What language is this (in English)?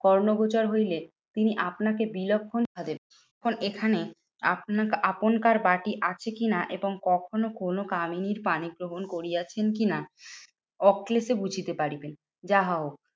Bangla